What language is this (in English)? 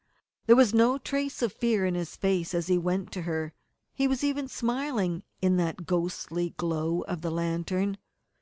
English